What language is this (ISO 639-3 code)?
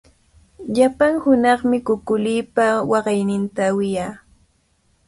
qvl